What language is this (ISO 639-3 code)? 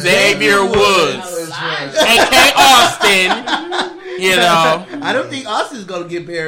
eng